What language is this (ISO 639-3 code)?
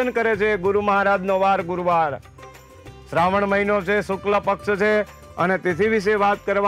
guj